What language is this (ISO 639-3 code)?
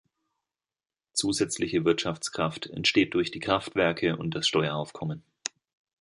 deu